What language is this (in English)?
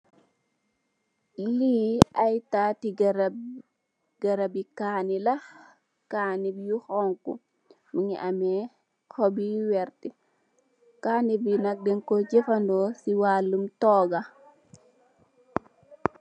Wolof